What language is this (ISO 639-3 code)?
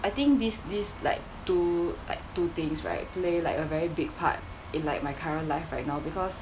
eng